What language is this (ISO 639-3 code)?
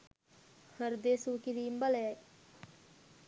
sin